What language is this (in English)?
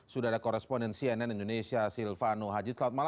Indonesian